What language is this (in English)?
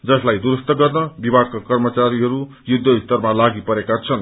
Nepali